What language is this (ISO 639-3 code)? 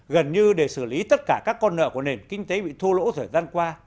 vie